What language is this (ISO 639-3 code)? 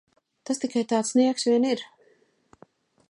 lav